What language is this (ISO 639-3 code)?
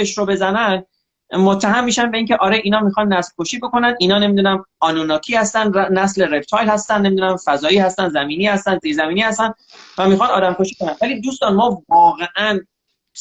fas